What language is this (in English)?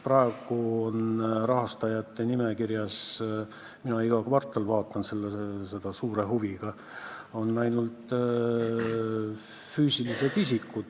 Estonian